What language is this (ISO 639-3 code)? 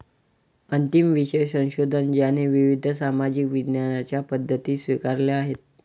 mar